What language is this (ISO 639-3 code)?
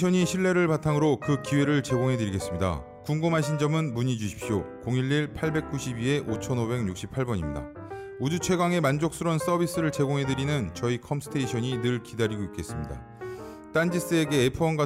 kor